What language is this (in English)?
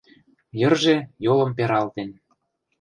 Mari